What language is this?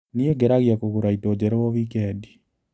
Kikuyu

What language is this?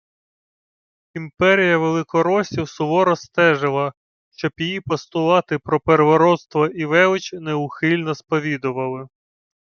Ukrainian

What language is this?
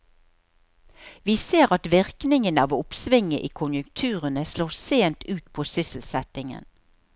Norwegian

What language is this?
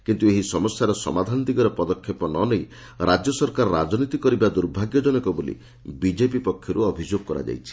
Odia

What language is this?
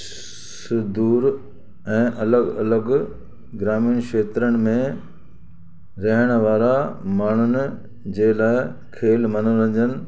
Sindhi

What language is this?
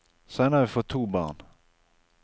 Norwegian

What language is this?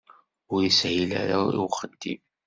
Kabyle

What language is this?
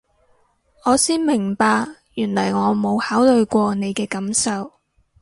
Cantonese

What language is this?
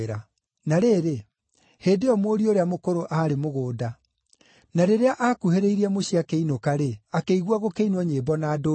Kikuyu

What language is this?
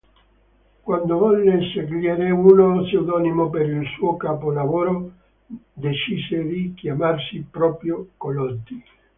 Italian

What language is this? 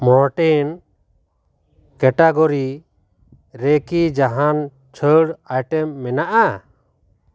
Santali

